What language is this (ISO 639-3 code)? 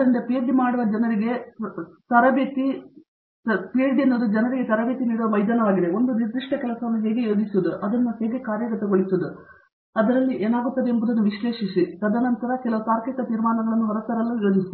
kan